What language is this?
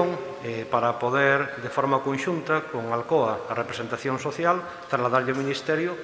Italian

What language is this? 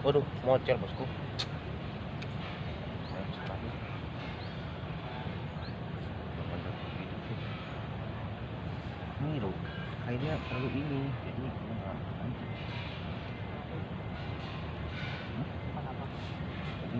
Indonesian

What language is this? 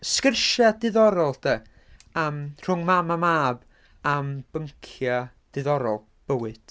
Welsh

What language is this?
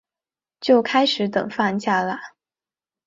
Chinese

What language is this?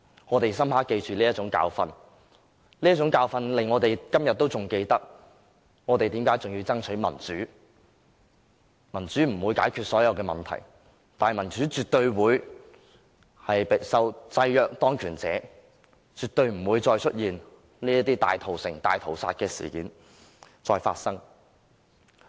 Cantonese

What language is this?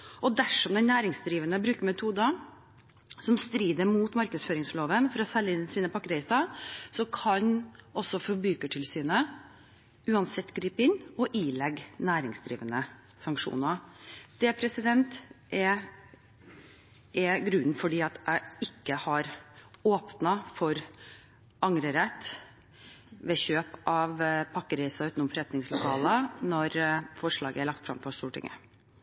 Norwegian Bokmål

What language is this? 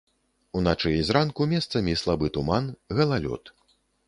Belarusian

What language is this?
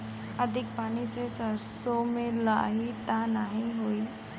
Bhojpuri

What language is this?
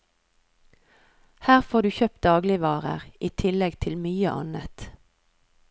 Norwegian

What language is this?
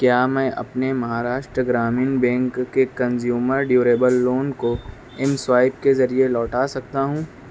Urdu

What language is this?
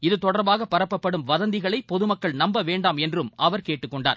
Tamil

